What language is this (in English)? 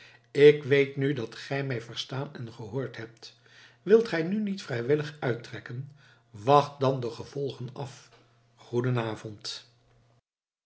Dutch